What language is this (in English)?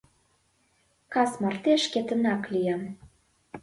Mari